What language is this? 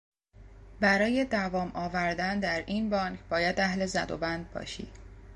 Persian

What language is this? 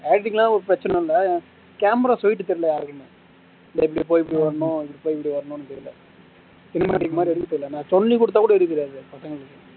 Tamil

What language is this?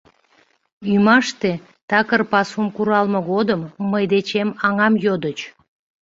Mari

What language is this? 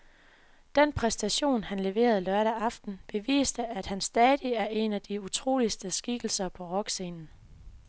Danish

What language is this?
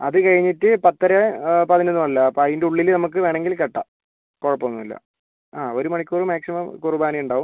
Malayalam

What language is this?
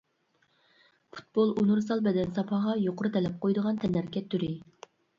Uyghur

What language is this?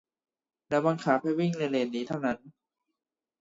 Thai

